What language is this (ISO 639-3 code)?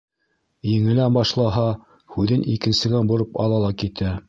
bak